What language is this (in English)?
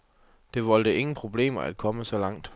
Danish